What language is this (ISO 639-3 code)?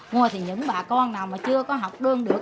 vie